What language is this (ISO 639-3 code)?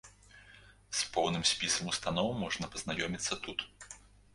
bel